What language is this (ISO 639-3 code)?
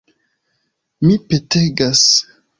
epo